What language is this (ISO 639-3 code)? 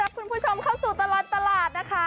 tha